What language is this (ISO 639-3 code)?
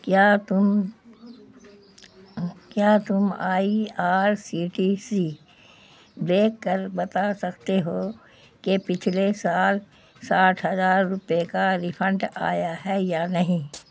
urd